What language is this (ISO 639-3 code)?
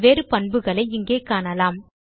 tam